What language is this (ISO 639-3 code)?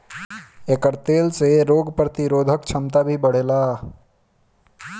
bho